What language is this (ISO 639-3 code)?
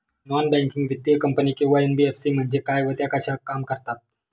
mar